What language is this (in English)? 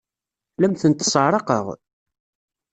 Kabyle